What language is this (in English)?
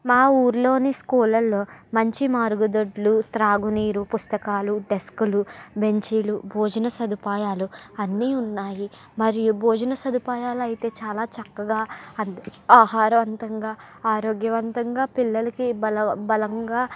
Telugu